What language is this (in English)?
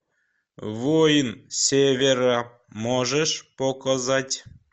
Russian